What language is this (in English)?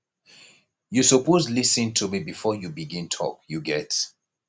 Nigerian Pidgin